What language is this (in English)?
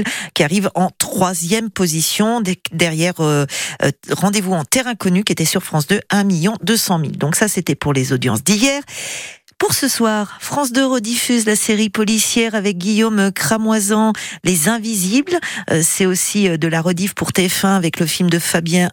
French